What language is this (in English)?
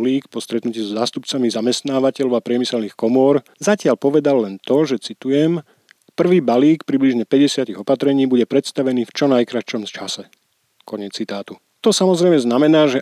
Slovak